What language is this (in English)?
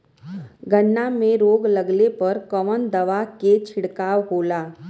Bhojpuri